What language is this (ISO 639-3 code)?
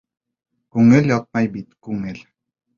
bak